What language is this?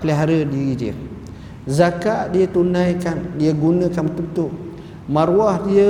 Malay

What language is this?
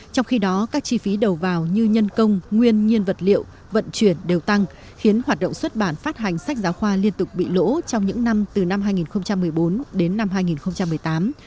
Vietnamese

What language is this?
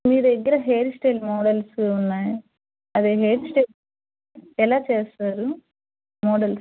Telugu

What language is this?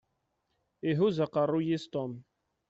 Kabyle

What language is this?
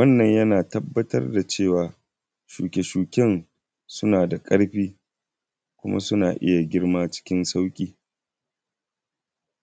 Hausa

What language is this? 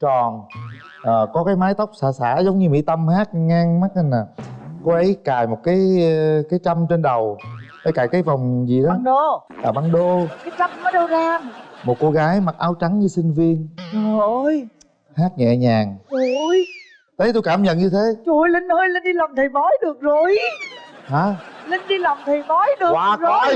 Vietnamese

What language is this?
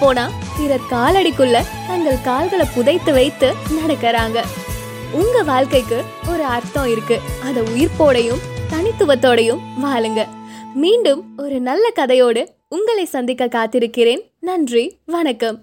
Tamil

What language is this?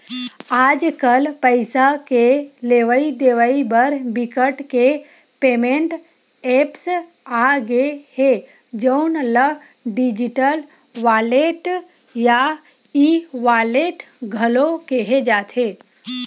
Chhattisgarhi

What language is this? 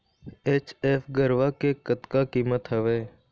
Chhattisgarhi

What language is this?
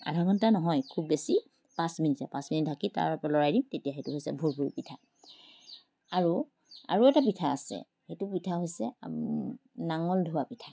Assamese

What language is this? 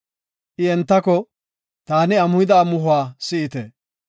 Gofa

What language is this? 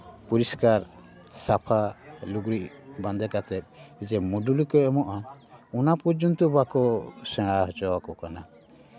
Santali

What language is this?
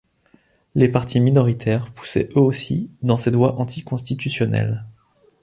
French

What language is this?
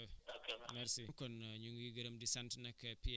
Wolof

